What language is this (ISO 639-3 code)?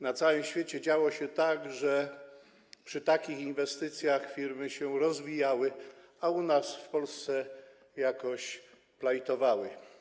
pol